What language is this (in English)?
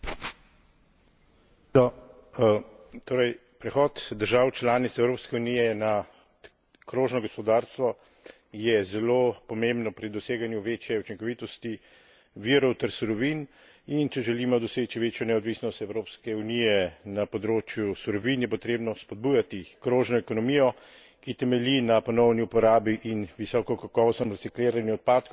Slovenian